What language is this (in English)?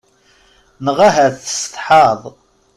Kabyle